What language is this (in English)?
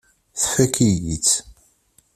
Kabyle